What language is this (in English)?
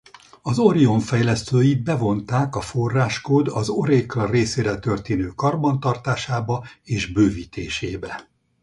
Hungarian